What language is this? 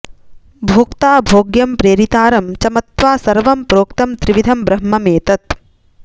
Sanskrit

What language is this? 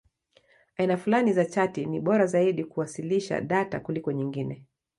Swahili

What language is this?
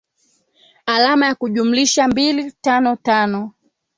Swahili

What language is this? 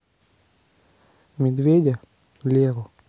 Russian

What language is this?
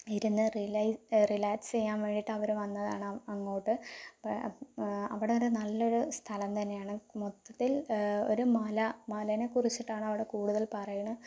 Malayalam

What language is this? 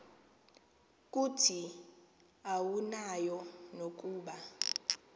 Xhosa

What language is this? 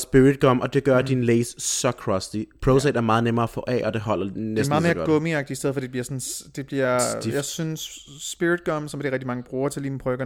Danish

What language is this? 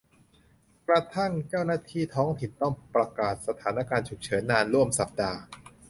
Thai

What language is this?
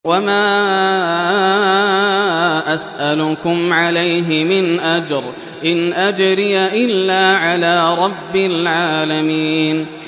Arabic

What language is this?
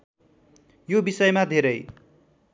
Nepali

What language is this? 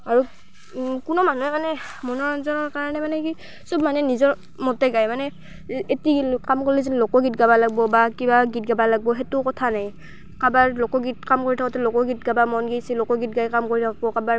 Assamese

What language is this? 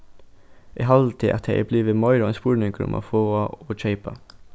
Faroese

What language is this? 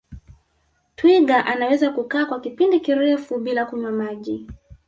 Swahili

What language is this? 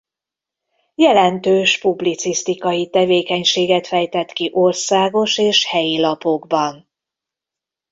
Hungarian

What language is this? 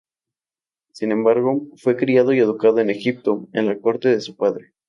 Spanish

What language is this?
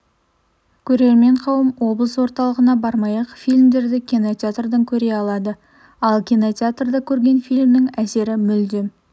Kazakh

